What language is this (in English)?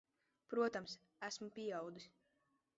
Latvian